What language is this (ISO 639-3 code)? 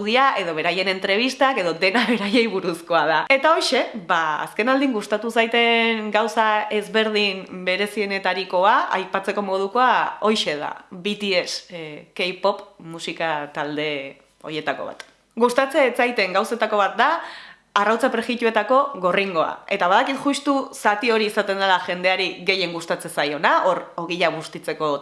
eus